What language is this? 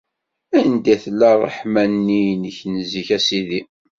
Kabyle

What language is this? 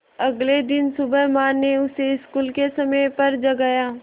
Hindi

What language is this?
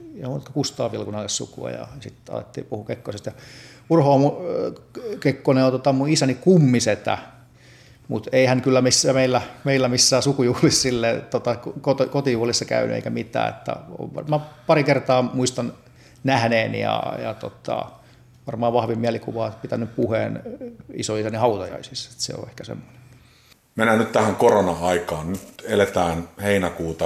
Finnish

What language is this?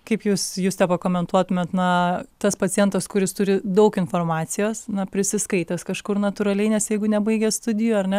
Lithuanian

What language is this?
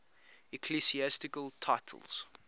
English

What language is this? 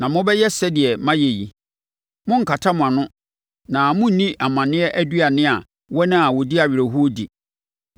Akan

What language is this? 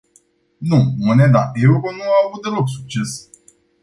Romanian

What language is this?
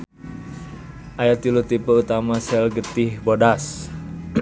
Sundanese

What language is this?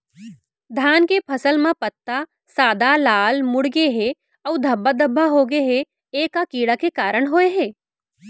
Chhattisgarhi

